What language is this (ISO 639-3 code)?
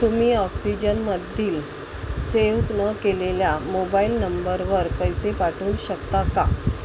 mar